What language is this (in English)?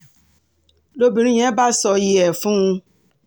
Yoruba